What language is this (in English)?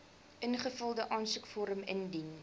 Afrikaans